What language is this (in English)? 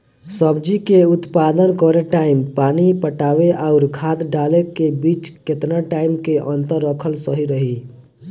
Bhojpuri